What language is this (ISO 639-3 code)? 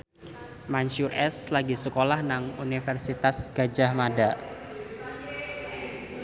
jav